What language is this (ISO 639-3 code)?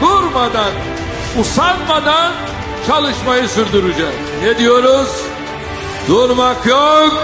tur